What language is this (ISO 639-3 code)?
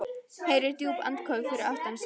isl